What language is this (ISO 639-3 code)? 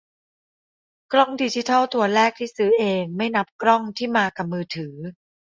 tha